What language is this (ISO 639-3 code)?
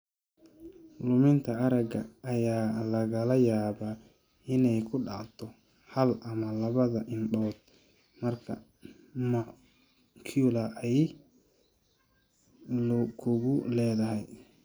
som